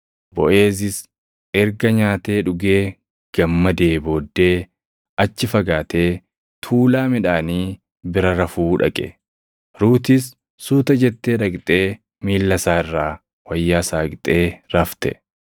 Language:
Oromo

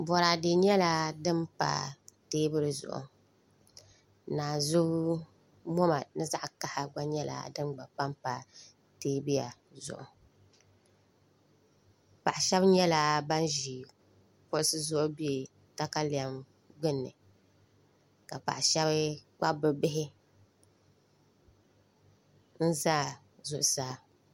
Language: Dagbani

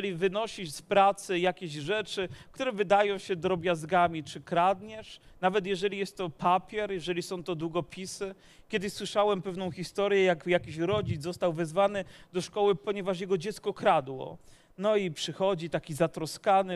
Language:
Polish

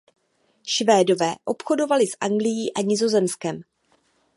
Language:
Czech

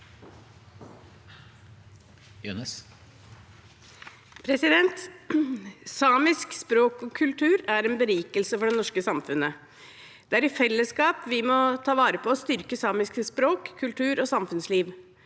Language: Norwegian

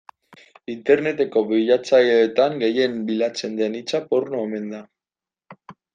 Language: Basque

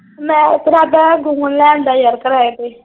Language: Punjabi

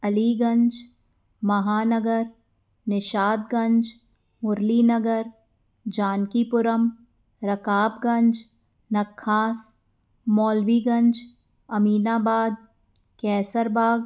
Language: Sindhi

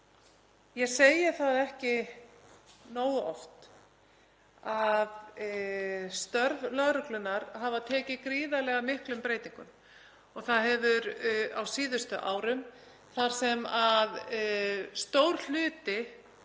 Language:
Icelandic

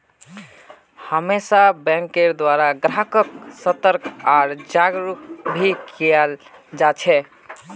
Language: Magahi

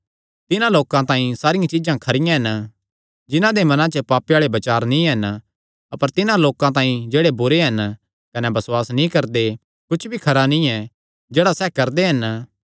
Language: Kangri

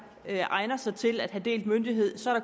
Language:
Danish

